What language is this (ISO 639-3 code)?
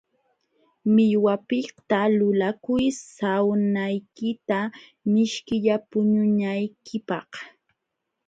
qxw